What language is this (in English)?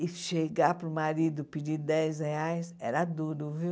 Portuguese